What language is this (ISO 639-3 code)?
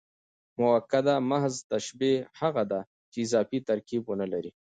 pus